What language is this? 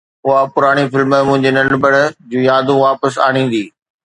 Sindhi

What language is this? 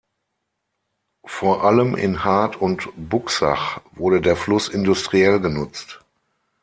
German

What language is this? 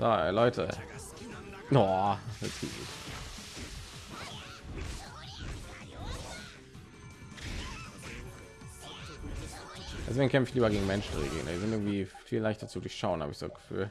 German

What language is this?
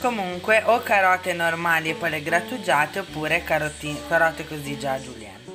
Italian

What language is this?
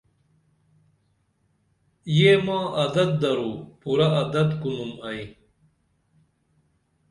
Dameli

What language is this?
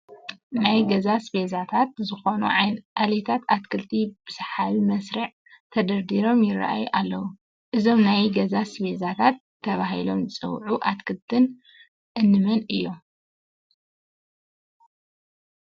Tigrinya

